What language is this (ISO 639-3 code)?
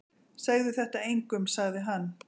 isl